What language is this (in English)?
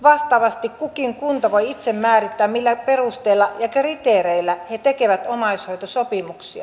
Finnish